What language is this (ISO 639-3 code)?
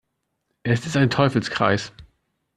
deu